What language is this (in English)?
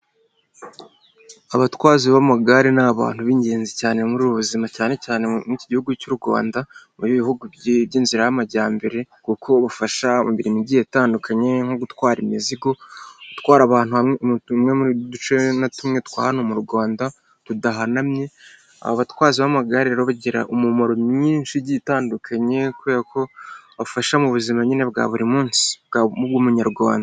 Kinyarwanda